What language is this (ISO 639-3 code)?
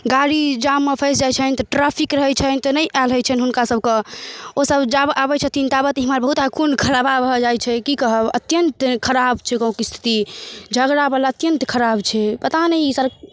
mai